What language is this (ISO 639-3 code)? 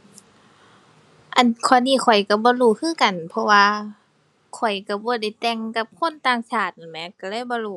tha